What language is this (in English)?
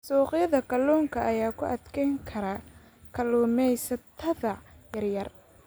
Somali